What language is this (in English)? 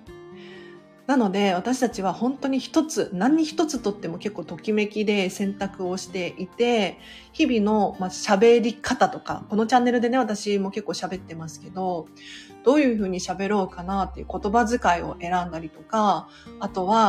Japanese